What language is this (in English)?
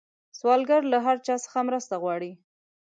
Pashto